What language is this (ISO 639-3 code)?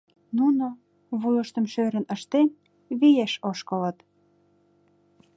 chm